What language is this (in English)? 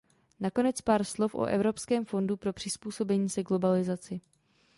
Czech